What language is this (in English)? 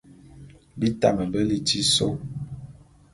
Bulu